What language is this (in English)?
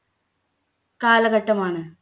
Malayalam